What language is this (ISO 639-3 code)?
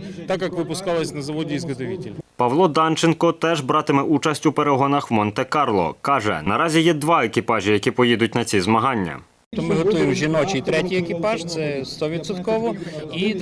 ukr